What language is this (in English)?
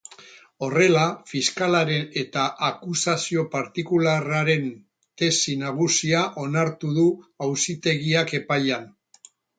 Basque